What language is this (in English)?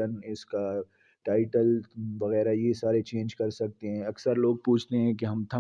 Urdu